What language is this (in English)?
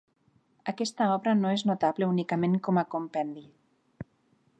Catalan